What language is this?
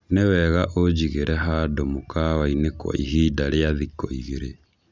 Kikuyu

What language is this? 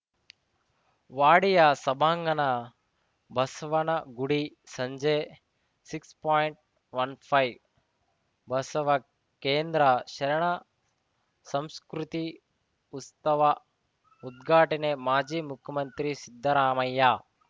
Kannada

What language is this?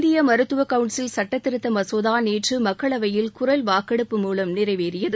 Tamil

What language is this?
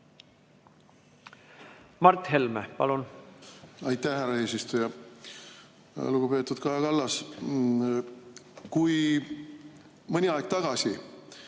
Estonian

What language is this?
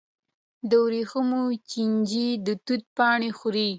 Pashto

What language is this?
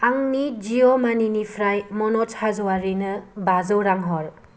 Bodo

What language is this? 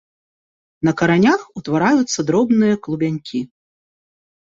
Belarusian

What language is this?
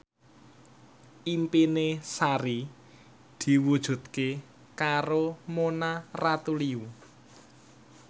Javanese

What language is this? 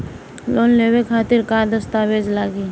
Bhojpuri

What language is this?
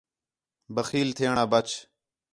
Khetrani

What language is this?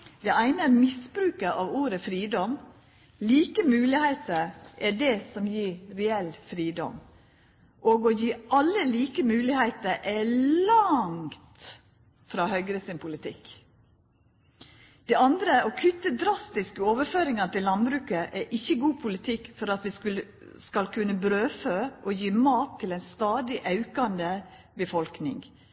Norwegian Nynorsk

